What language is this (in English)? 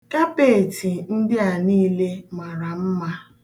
Igbo